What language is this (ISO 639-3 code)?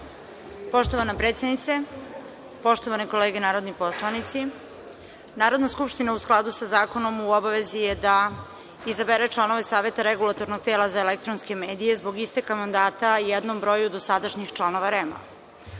srp